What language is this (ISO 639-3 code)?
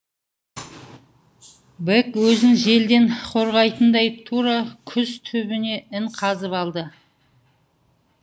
kaz